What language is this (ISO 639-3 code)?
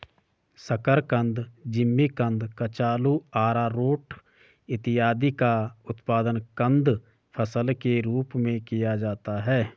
hin